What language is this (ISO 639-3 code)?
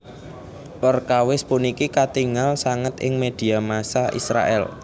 jav